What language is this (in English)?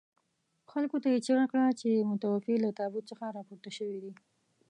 Pashto